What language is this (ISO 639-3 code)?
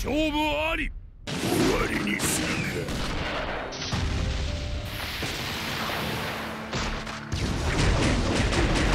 jpn